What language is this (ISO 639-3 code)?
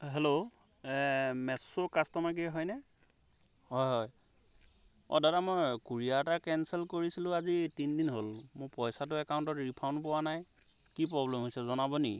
asm